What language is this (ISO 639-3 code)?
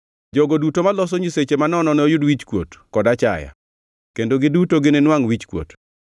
luo